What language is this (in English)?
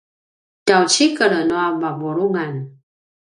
Paiwan